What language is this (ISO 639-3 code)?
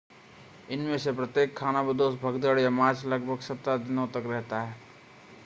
hin